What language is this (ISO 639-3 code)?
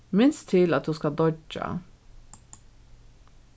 fao